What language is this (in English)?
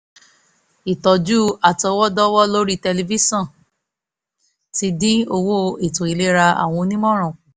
Yoruba